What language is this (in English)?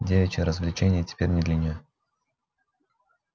Russian